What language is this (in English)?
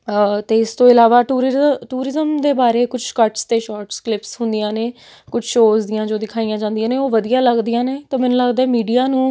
Punjabi